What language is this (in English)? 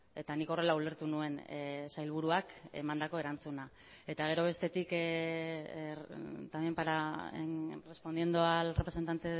Basque